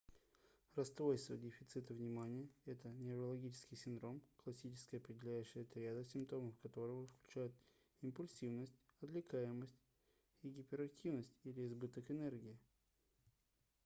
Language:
Russian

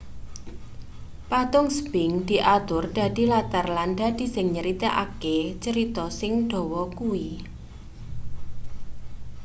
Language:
Javanese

